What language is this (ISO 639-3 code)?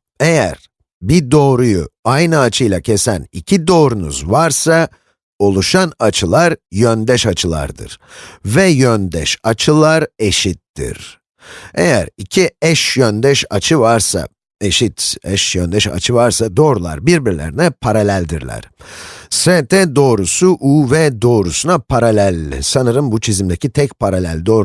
tur